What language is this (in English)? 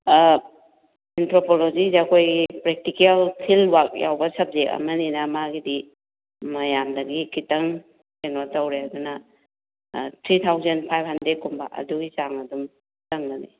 Manipuri